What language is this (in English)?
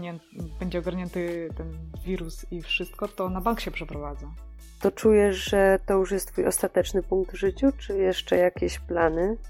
Polish